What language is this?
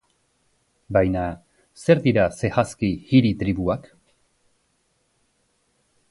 Basque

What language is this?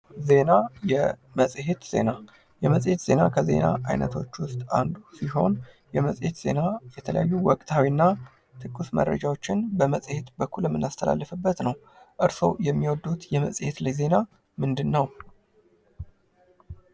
Amharic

